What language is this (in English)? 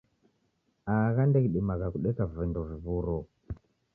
Taita